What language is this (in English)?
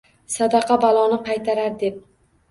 Uzbek